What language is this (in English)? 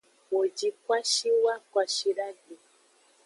Aja (Benin)